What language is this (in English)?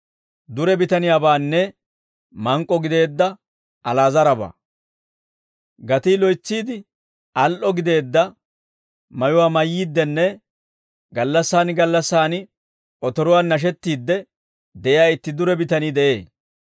Dawro